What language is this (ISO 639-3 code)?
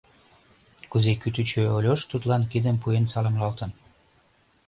chm